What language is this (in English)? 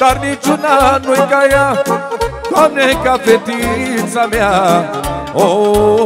Romanian